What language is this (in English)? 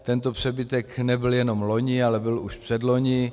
Czech